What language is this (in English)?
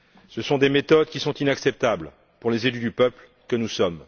French